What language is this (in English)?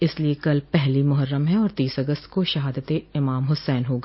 Hindi